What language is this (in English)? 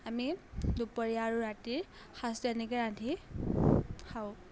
Assamese